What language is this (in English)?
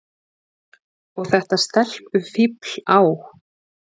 Icelandic